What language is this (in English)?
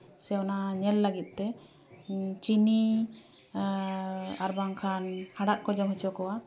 Santali